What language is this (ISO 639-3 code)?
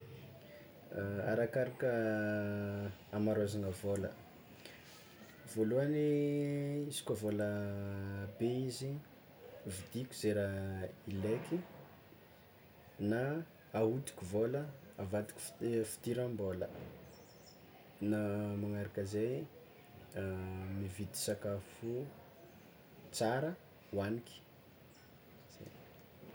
xmw